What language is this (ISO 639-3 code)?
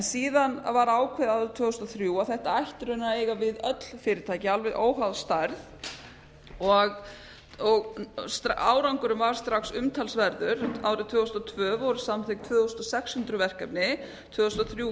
isl